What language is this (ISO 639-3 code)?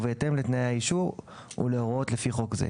heb